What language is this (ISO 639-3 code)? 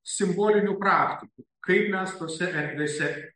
lit